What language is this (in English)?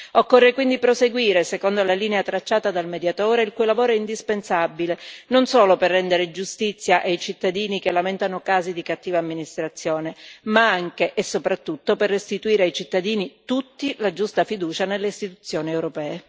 Italian